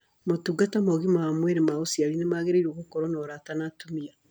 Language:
Kikuyu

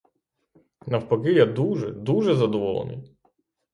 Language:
Ukrainian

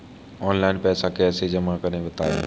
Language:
Hindi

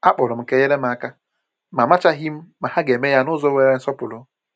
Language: Igbo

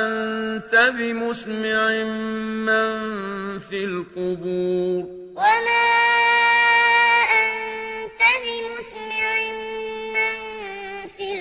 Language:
Arabic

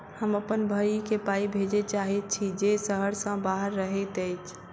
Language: Maithili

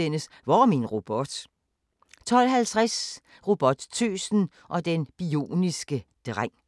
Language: Danish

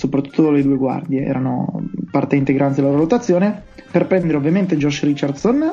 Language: Italian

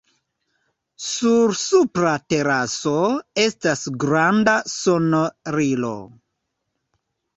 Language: Esperanto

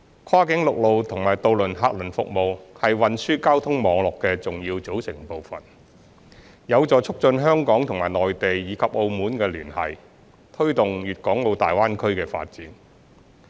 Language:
Cantonese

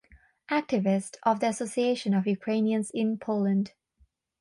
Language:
English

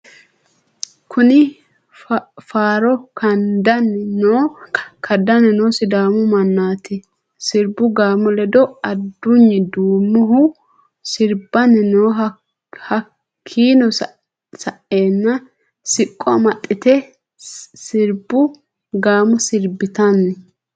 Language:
Sidamo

